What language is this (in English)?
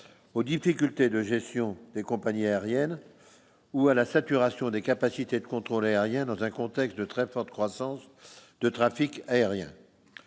French